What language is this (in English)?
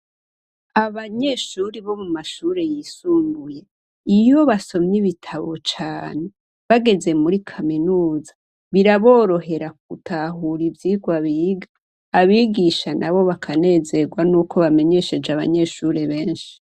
Rundi